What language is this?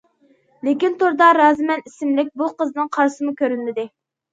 Uyghur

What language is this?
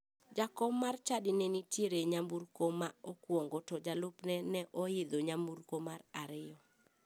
Luo (Kenya and Tanzania)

